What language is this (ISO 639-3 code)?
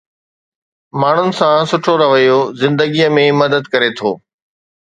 snd